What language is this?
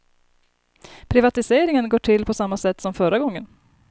Swedish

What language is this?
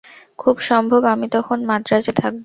Bangla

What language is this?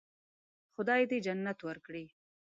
Pashto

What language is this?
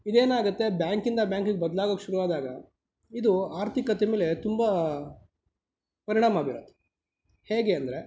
Kannada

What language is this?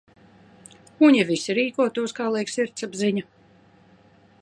Latvian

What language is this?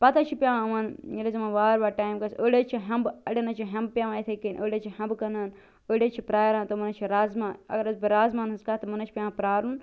Kashmiri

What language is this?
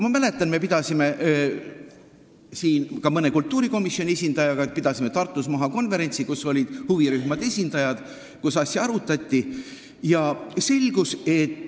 Estonian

